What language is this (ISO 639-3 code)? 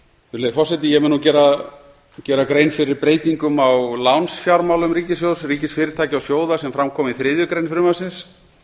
isl